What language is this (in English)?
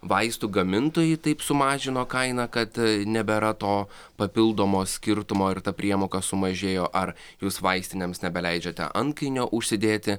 Lithuanian